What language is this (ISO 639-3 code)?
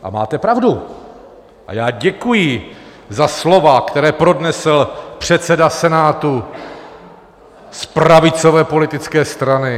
ces